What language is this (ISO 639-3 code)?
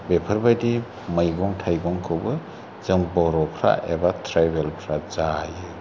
brx